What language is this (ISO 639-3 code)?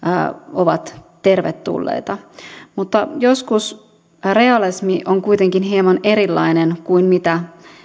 fin